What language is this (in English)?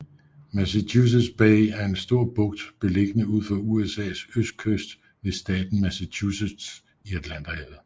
Danish